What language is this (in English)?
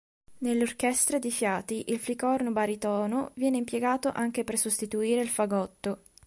Italian